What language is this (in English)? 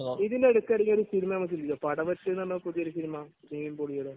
Malayalam